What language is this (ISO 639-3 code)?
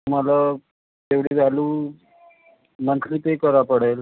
mar